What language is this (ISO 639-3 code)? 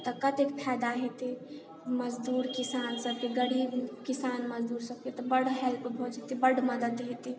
mai